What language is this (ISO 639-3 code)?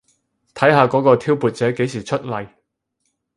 yue